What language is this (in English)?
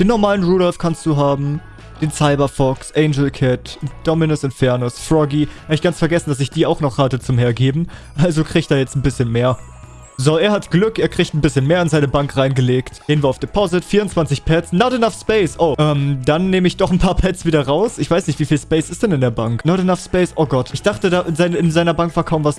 German